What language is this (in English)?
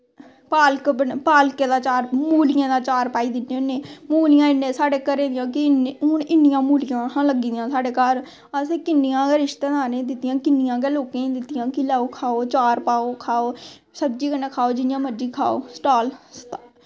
Dogri